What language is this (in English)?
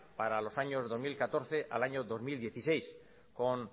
Spanish